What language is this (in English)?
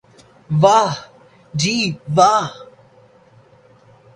Urdu